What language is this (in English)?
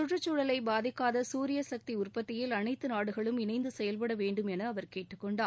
Tamil